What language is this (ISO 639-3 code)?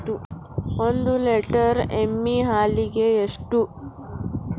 kan